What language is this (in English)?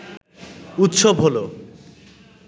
Bangla